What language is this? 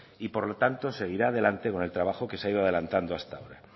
Spanish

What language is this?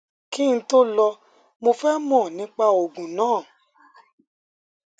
Yoruba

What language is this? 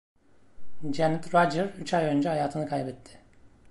Turkish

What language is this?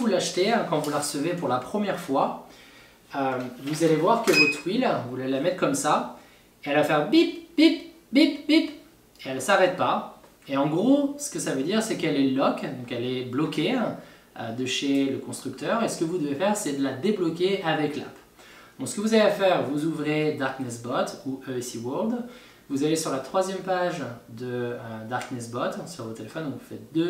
French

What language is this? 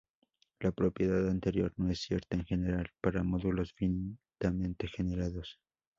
Spanish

